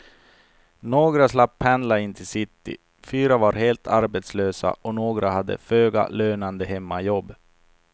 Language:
Swedish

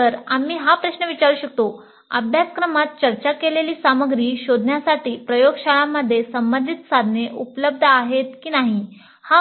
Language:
Marathi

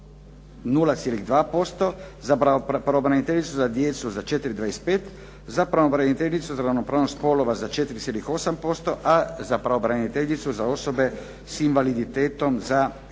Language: Croatian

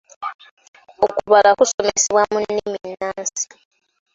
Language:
Ganda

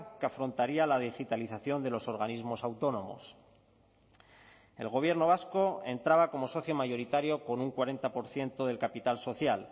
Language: Spanish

